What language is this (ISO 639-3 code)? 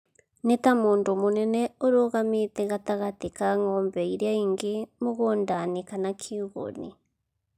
kik